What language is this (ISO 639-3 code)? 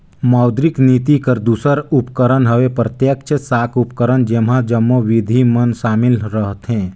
hne